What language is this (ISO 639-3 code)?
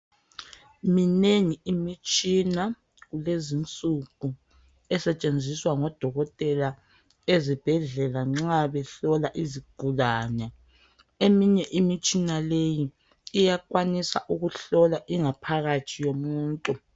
nde